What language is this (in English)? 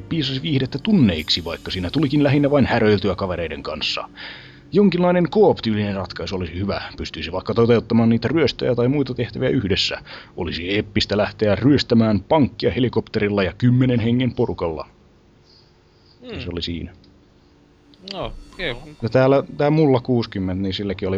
Finnish